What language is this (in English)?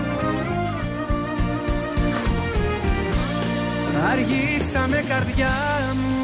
Greek